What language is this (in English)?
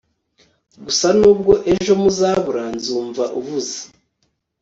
Kinyarwanda